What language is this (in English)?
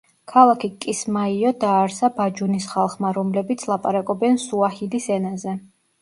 Georgian